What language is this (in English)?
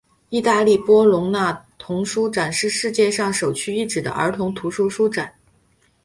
Chinese